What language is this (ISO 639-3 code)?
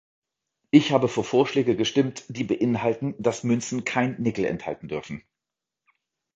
deu